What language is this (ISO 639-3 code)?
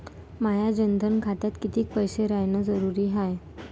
mar